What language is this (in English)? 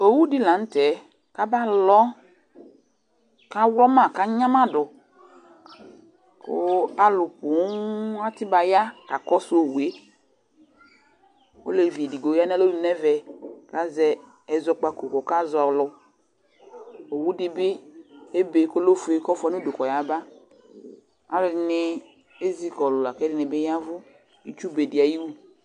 Ikposo